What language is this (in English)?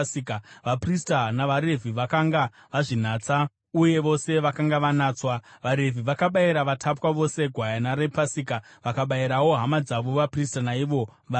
Shona